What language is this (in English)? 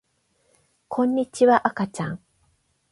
Japanese